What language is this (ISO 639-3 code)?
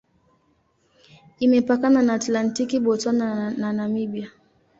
swa